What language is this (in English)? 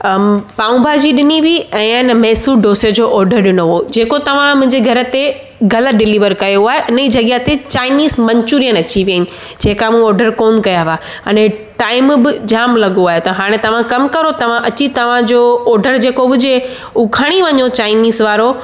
Sindhi